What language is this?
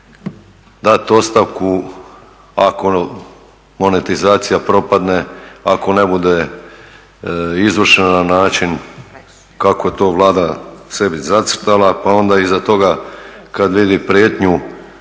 Croatian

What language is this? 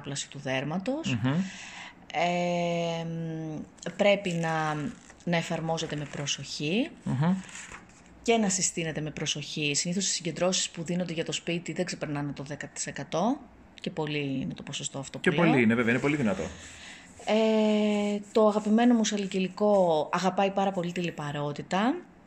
Greek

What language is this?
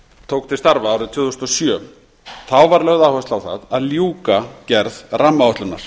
Icelandic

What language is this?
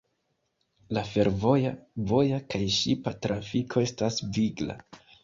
Esperanto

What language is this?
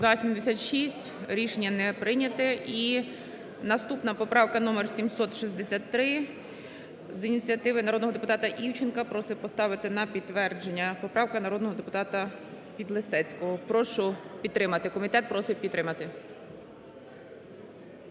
Ukrainian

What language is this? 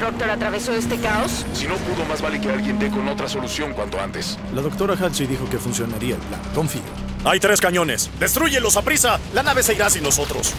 Spanish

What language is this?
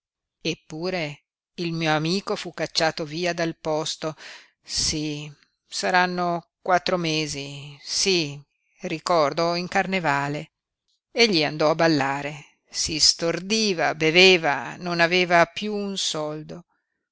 Italian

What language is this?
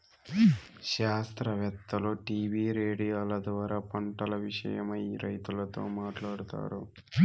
Telugu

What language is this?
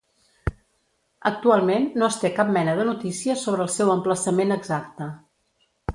Catalan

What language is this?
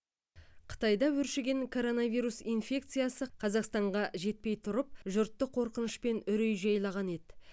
Kazakh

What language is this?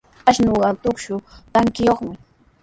Sihuas Ancash Quechua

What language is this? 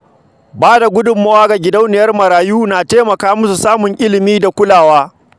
Hausa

